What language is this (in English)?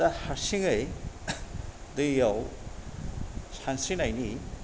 Bodo